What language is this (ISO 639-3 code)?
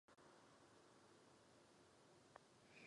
ces